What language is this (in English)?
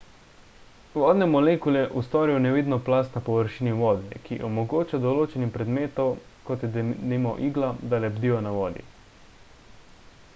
Slovenian